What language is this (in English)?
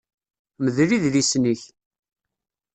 Kabyle